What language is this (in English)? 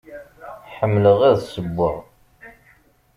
Kabyle